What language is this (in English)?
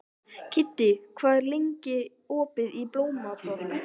Icelandic